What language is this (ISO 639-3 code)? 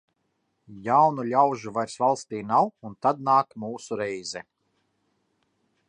lav